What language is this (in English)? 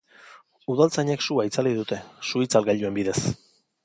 Basque